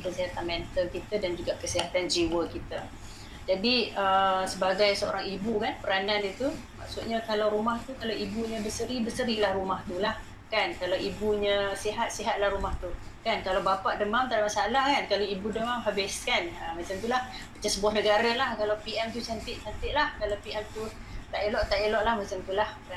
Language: Malay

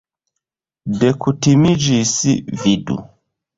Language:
Esperanto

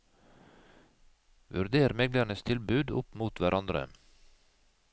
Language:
Norwegian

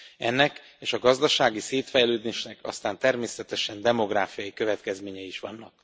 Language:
Hungarian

